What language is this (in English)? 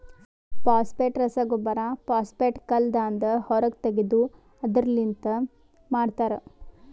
Kannada